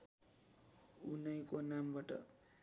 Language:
Nepali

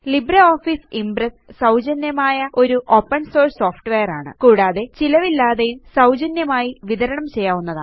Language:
Malayalam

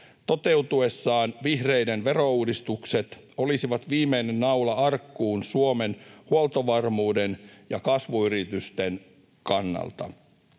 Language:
Finnish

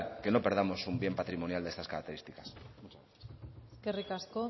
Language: Spanish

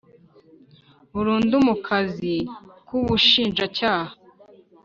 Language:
Kinyarwanda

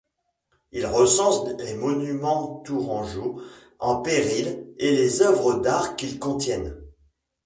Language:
French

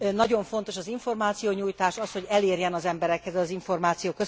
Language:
Hungarian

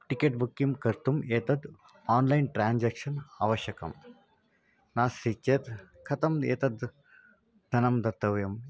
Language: Sanskrit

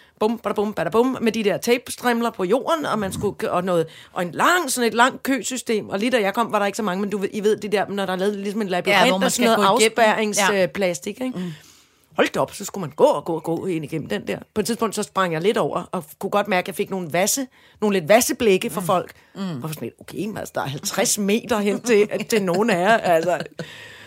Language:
Danish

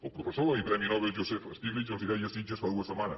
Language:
Catalan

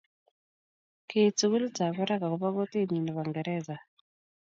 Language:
Kalenjin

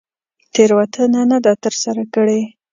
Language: Pashto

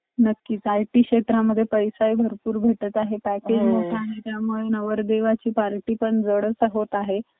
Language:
Marathi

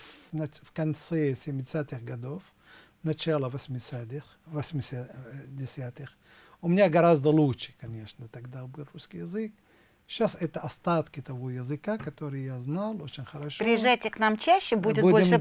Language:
Russian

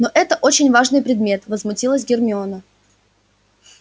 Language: Russian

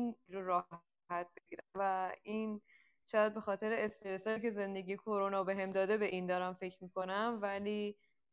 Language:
Persian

